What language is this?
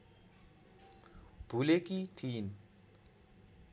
Nepali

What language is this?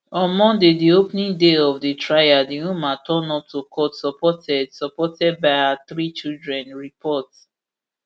Nigerian Pidgin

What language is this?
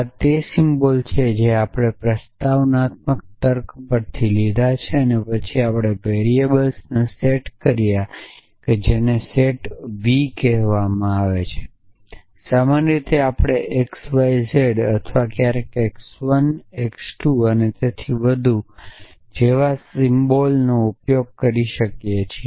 Gujarati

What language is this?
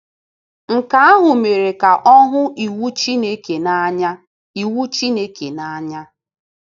Igbo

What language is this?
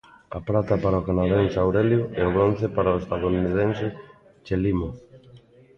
Galician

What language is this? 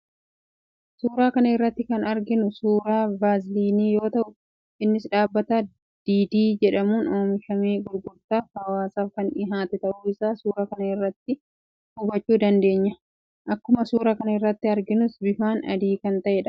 Oromo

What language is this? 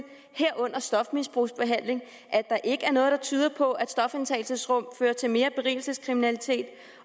Danish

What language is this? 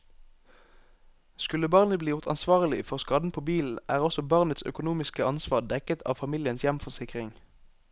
Norwegian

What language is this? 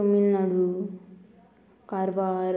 Konkani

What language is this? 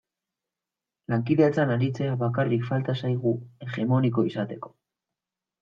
Basque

